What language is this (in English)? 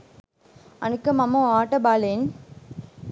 Sinhala